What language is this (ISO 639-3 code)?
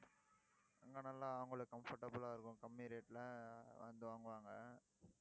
tam